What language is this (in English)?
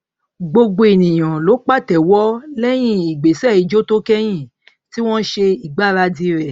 Yoruba